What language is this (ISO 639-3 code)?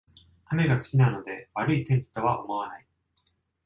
jpn